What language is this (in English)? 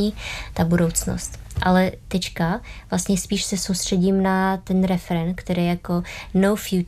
Czech